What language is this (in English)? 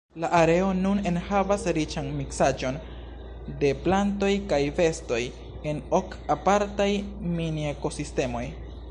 Esperanto